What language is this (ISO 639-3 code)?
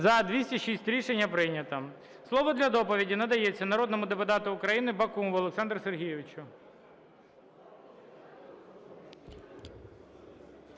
ukr